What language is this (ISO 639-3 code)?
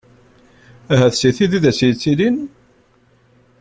kab